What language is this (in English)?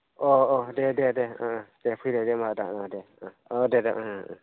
Bodo